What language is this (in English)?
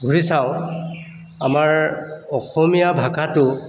Assamese